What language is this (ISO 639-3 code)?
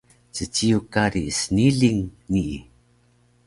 trv